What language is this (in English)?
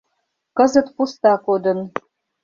Mari